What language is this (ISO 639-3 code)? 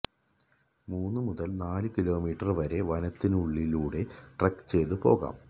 mal